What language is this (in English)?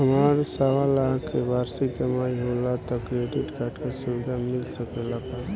Bhojpuri